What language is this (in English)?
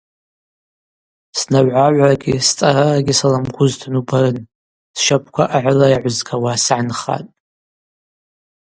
Abaza